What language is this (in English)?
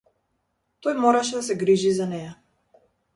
Macedonian